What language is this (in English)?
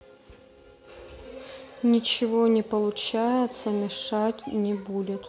Russian